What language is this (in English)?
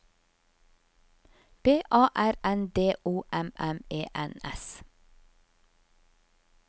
Norwegian